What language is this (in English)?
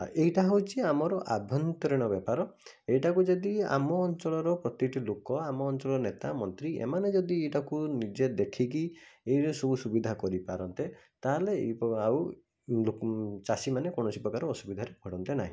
Odia